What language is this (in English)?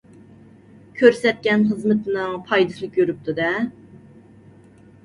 Uyghur